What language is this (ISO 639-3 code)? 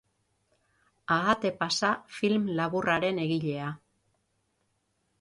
eus